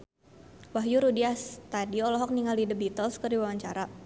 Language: Sundanese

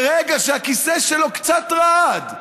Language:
Hebrew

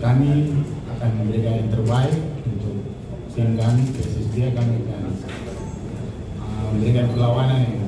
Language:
Indonesian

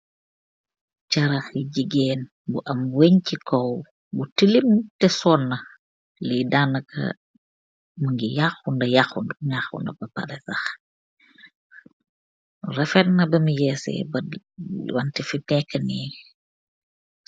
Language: Wolof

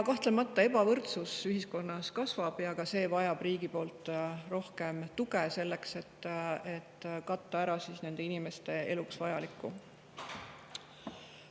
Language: Estonian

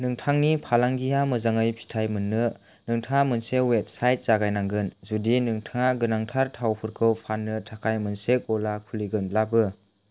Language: Bodo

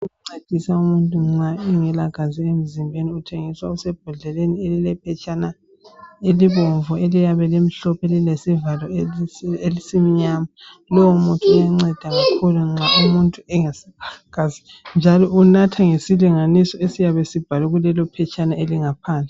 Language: North Ndebele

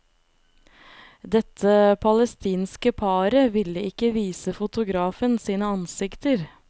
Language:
Norwegian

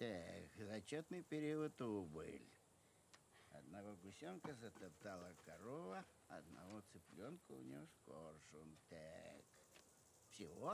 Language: Russian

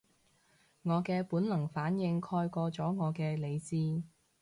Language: Cantonese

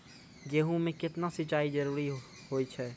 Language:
Maithili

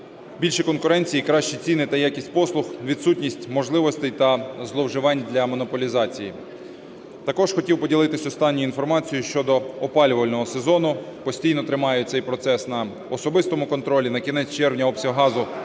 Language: Ukrainian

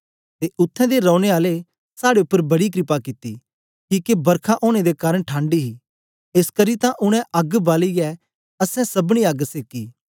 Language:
Dogri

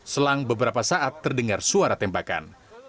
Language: Indonesian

